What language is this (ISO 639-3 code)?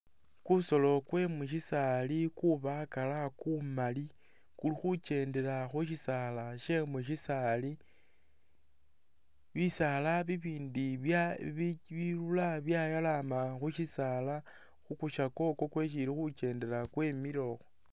myx